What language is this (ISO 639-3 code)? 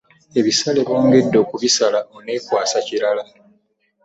lug